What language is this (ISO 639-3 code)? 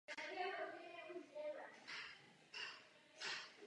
ces